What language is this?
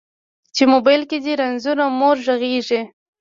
Pashto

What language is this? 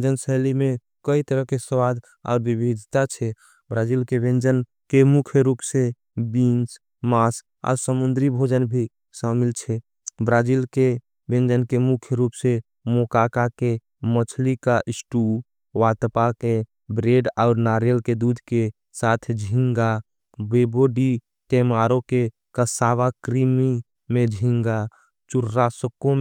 Angika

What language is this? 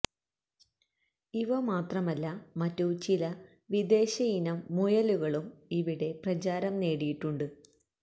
Malayalam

